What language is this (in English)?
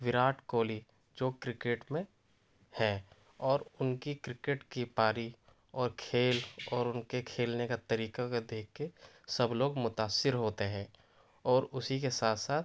Urdu